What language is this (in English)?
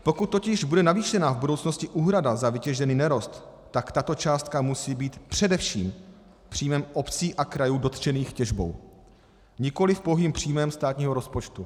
Czech